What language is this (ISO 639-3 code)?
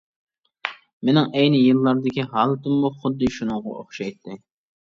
uig